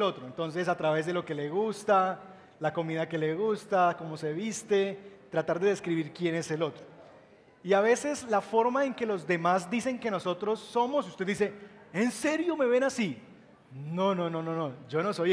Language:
Spanish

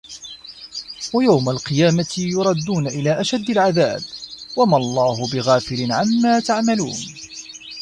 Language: Arabic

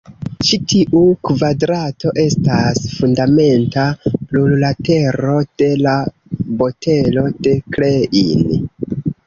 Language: Esperanto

